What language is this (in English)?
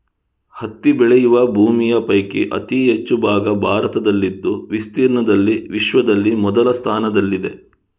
Kannada